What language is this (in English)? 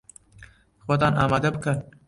Central Kurdish